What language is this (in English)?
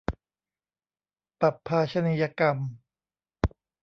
Thai